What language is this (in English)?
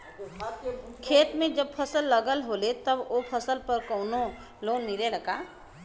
Bhojpuri